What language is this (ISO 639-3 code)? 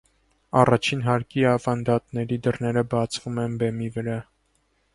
hye